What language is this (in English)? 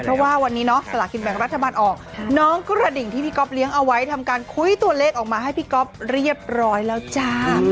Thai